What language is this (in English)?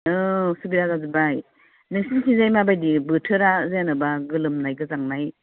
Bodo